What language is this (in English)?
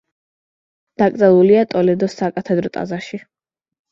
Georgian